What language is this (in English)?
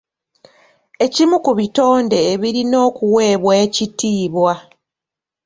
Ganda